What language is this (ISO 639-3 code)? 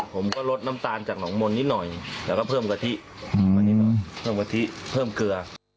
tha